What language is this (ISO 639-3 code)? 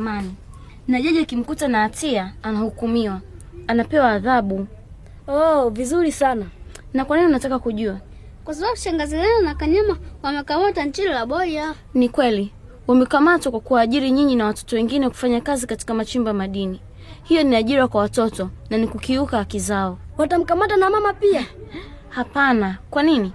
swa